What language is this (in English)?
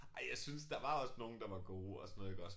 Danish